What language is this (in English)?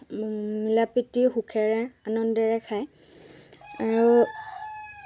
Assamese